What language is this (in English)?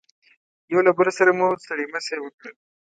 Pashto